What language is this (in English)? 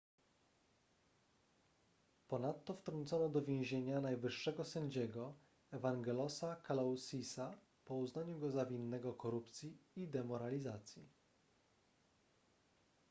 Polish